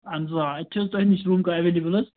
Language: Kashmiri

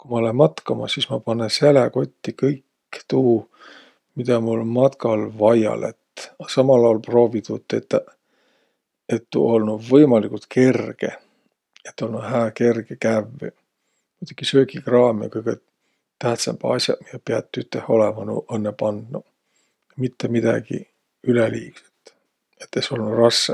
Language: Võro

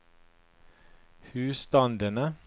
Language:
Norwegian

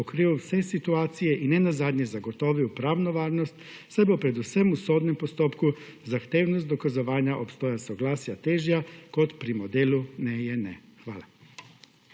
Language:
Slovenian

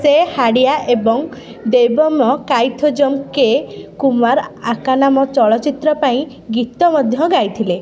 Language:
Odia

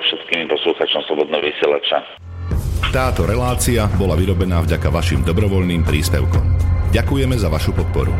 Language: Slovak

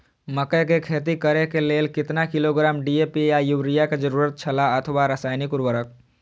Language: Maithili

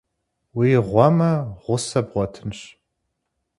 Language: Kabardian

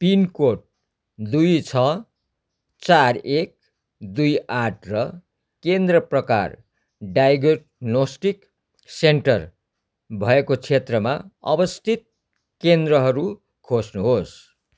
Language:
Nepali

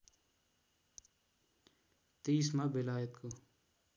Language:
Nepali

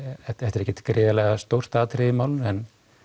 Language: Icelandic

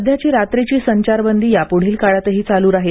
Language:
Marathi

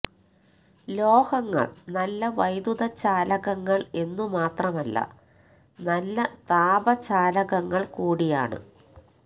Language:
Malayalam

